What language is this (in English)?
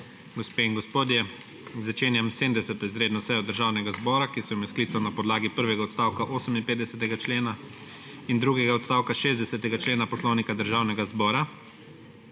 Slovenian